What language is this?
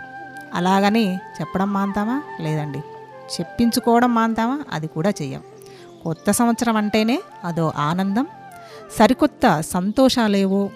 Telugu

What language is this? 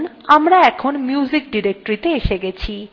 Bangla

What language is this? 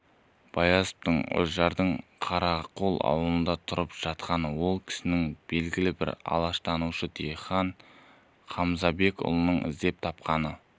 Kazakh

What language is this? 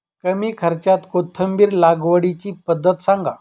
Marathi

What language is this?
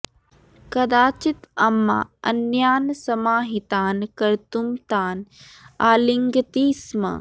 Sanskrit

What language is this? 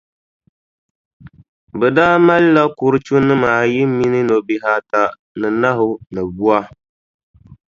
Dagbani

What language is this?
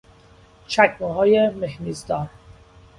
Persian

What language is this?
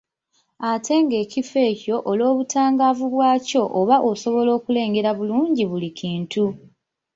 Ganda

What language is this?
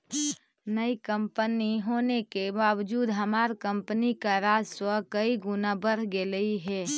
Magahi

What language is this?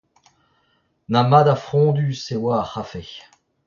Breton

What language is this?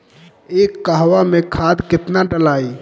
Bhojpuri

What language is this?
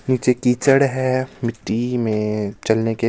Hindi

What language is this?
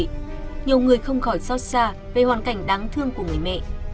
Vietnamese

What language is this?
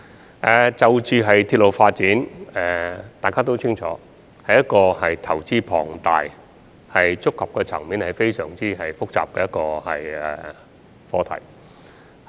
Cantonese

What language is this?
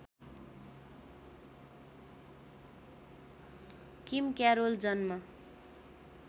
Nepali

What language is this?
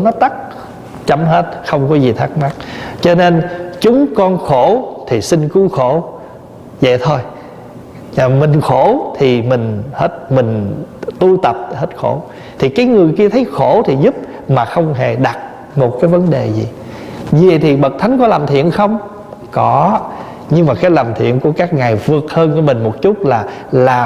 Vietnamese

